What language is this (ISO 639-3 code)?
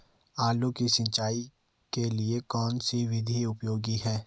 hin